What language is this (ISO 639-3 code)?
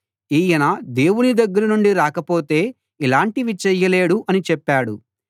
tel